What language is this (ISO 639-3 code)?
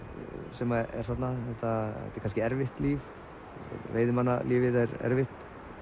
isl